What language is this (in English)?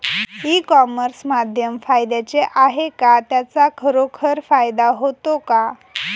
Marathi